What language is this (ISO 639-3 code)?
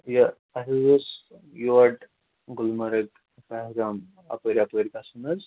kas